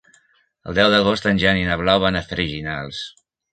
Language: Catalan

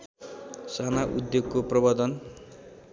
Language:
Nepali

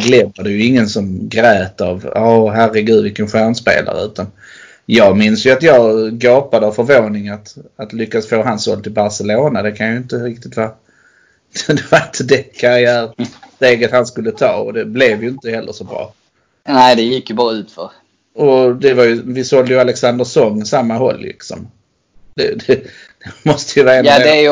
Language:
Swedish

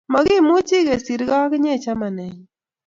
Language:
Kalenjin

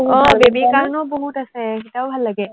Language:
Assamese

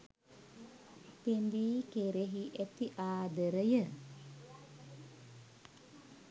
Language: Sinhala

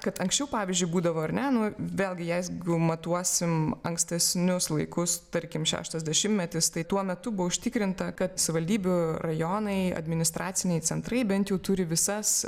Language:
Lithuanian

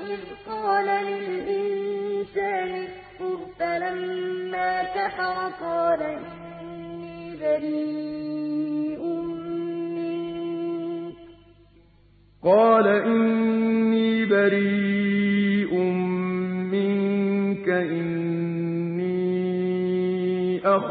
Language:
Arabic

